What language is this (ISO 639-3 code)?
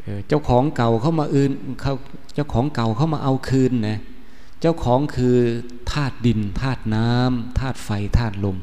tha